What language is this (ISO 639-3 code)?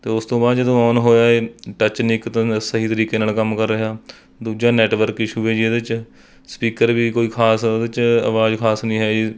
pan